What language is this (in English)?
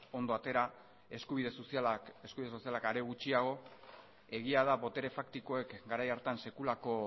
Basque